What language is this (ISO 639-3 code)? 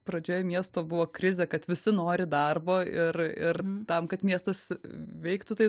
lit